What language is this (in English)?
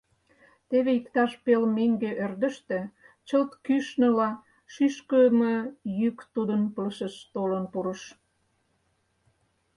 Mari